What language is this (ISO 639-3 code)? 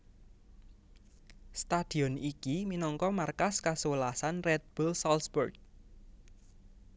jav